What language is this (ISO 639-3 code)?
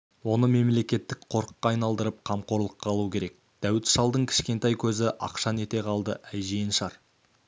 kaz